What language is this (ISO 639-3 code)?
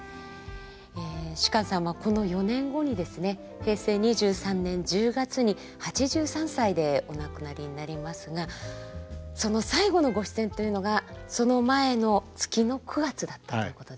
jpn